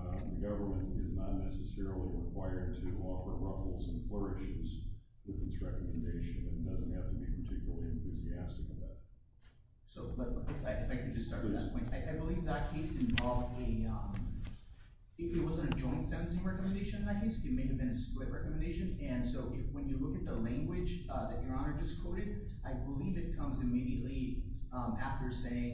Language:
English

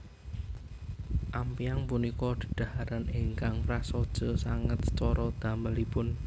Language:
Javanese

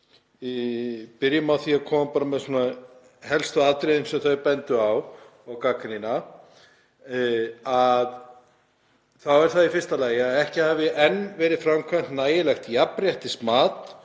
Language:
Icelandic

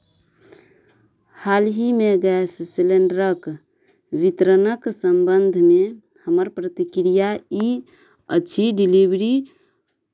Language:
Maithili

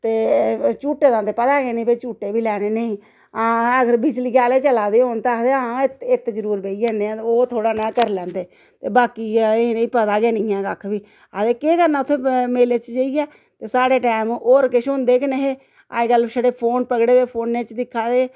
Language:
Dogri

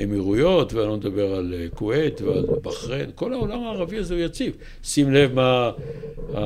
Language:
Hebrew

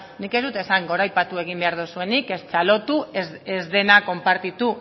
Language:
Basque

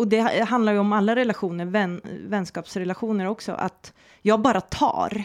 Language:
Swedish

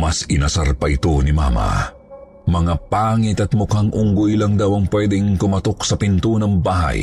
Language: Filipino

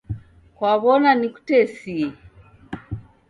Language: Taita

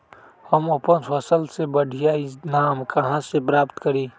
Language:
Magahi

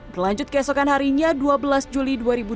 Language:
Indonesian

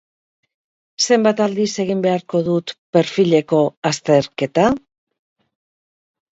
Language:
Basque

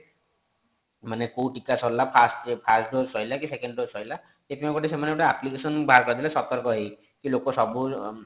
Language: Odia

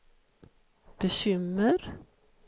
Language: Swedish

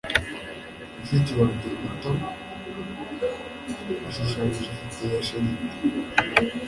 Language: Kinyarwanda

